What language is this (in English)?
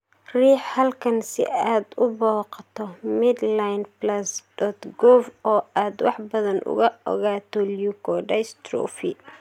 Somali